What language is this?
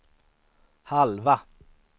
Swedish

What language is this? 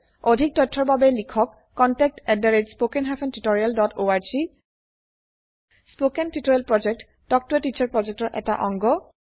Assamese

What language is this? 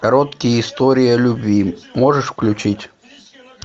Russian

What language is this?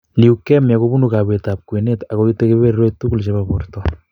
Kalenjin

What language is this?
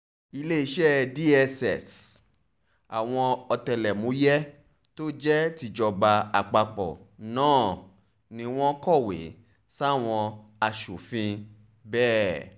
Yoruba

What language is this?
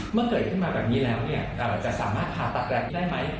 Thai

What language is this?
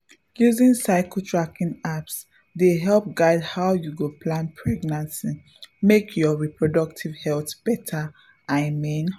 Nigerian Pidgin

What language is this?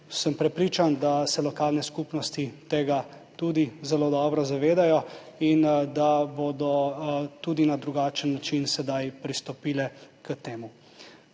Slovenian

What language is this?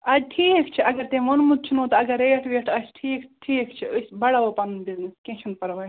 Kashmiri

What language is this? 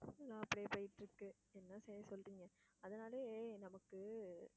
Tamil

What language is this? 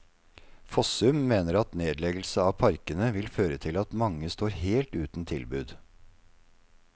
Norwegian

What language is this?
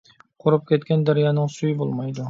Uyghur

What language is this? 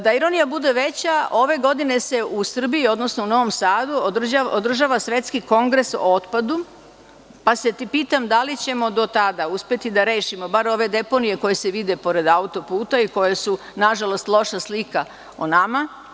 Serbian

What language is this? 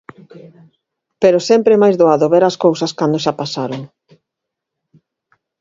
Galician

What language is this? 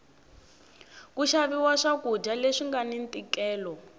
Tsonga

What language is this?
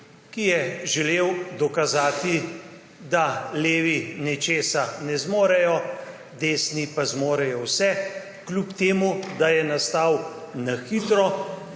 Slovenian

